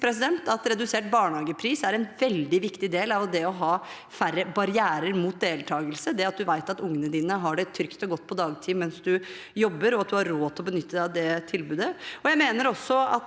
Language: Norwegian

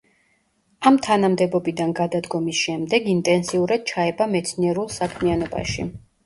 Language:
Georgian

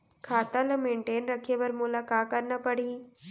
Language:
Chhattisgarhi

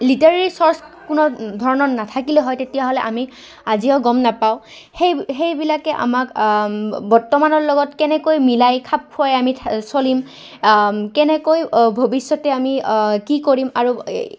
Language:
Assamese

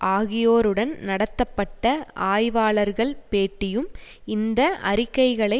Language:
Tamil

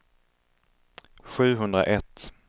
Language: Swedish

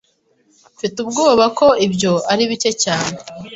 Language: Kinyarwanda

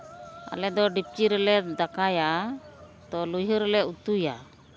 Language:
Santali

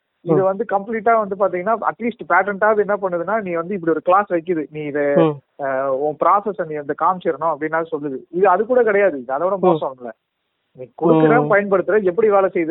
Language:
Tamil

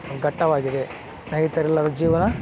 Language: Kannada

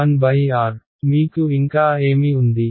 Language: Telugu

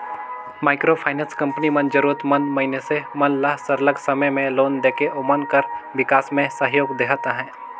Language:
Chhattisgarhi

